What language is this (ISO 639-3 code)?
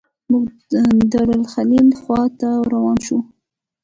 pus